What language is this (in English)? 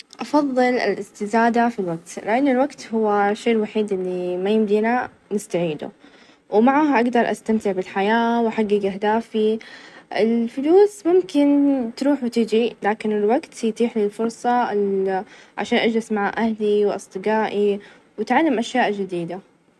Najdi Arabic